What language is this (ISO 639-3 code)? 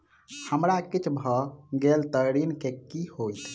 mai